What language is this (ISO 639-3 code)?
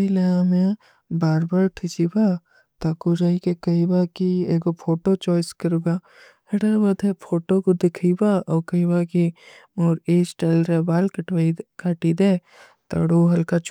uki